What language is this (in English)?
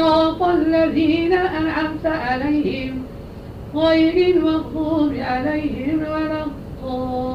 Arabic